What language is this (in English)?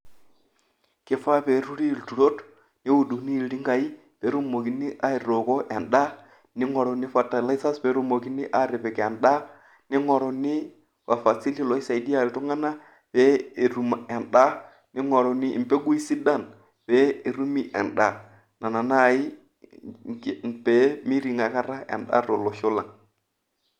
Masai